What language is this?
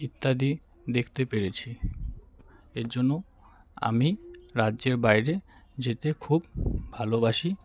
Bangla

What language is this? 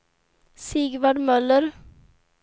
Swedish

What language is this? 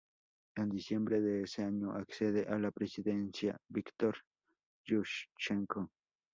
Spanish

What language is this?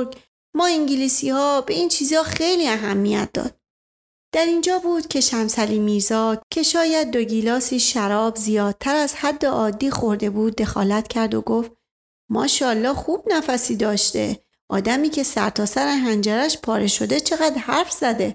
Persian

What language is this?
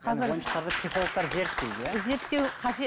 Kazakh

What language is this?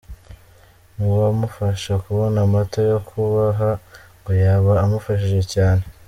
Kinyarwanda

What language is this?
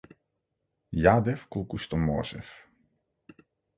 Macedonian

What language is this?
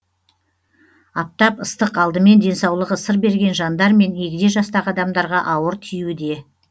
Kazakh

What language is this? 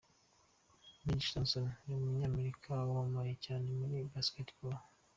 Kinyarwanda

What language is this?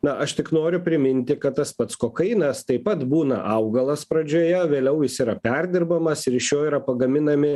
Lithuanian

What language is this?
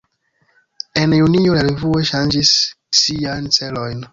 Esperanto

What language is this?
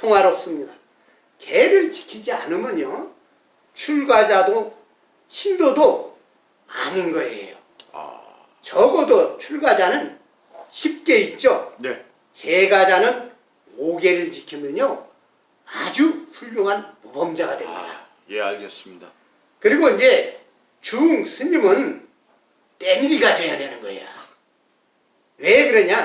Korean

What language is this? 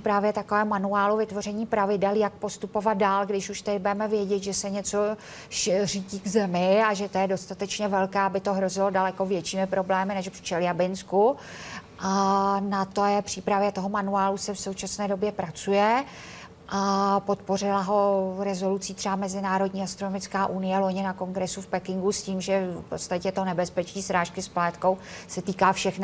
Czech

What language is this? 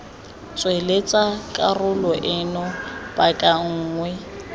Tswana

